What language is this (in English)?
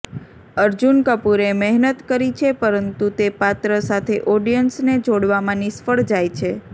Gujarati